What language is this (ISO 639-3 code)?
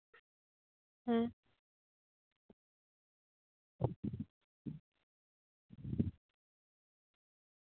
sat